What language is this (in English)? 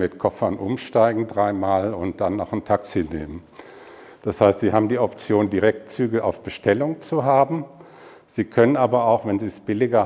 German